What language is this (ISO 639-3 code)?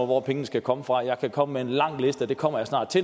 dan